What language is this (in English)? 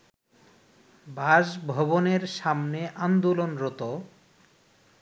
Bangla